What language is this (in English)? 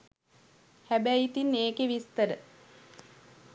Sinhala